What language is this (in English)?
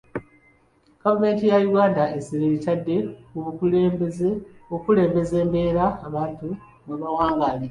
Ganda